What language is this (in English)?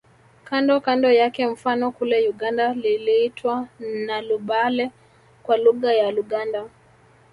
Swahili